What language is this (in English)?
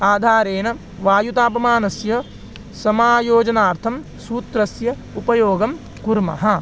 Sanskrit